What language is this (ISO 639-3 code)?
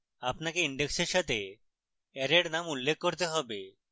ben